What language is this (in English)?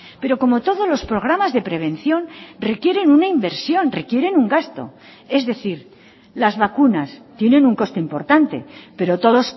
Spanish